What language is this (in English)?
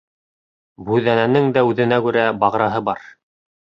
Bashkir